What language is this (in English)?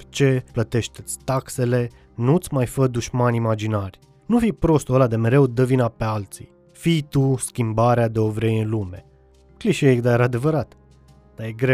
Romanian